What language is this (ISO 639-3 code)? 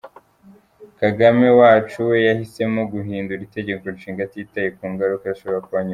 kin